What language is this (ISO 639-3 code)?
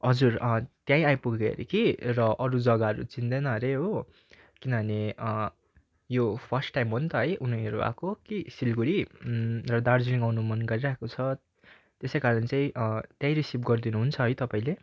nep